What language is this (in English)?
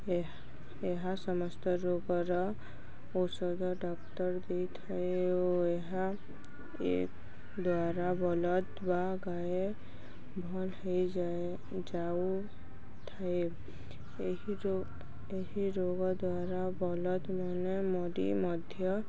Odia